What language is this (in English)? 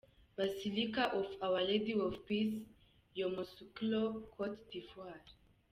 Kinyarwanda